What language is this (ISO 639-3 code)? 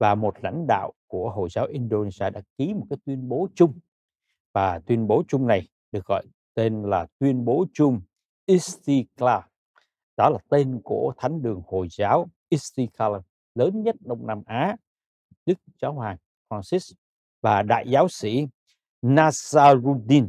vie